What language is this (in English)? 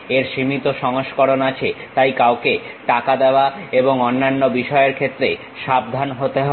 Bangla